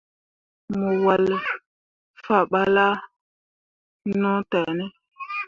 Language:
Mundang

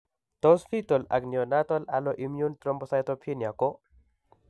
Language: Kalenjin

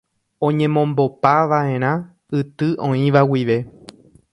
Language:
Guarani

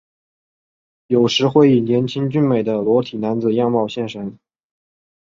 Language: Chinese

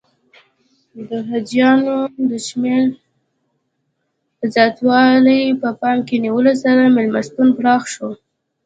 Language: Pashto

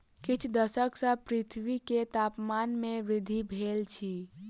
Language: Maithili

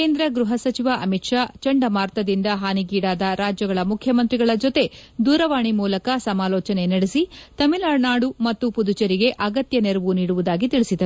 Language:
Kannada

